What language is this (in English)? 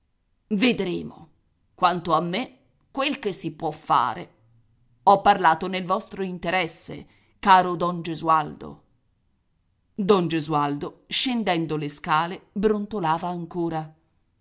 Italian